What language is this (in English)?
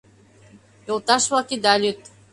Mari